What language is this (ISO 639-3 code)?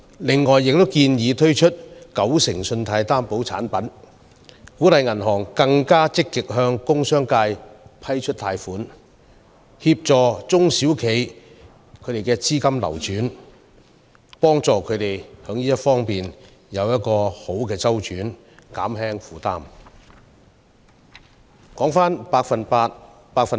yue